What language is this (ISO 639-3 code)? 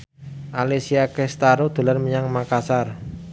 jav